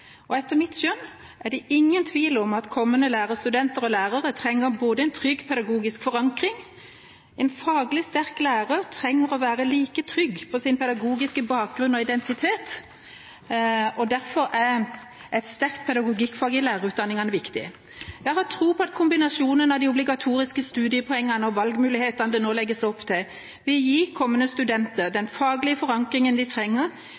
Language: Norwegian Bokmål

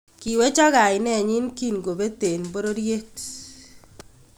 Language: Kalenjin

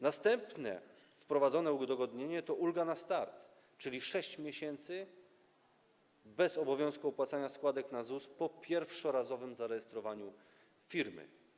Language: Polish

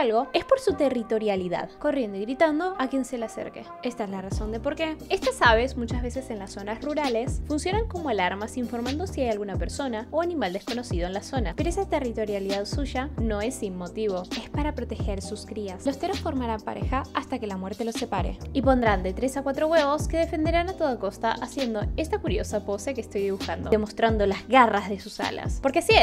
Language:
Spanish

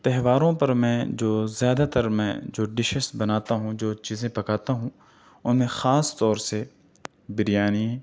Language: Urdu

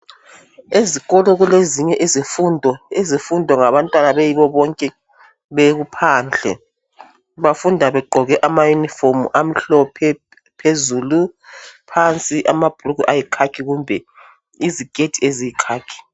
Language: North Ndebele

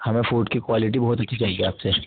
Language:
Urdu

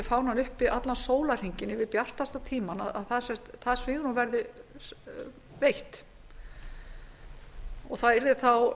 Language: Icelandic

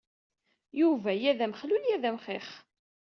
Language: Kabyle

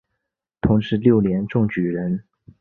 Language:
Chinese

